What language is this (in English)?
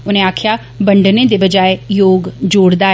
Dogri